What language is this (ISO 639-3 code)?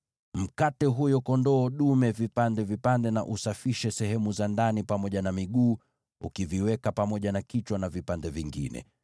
swa